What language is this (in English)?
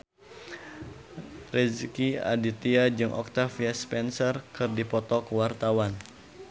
Sundanese